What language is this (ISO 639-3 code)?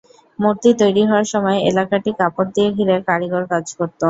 ben